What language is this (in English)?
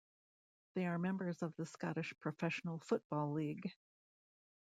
English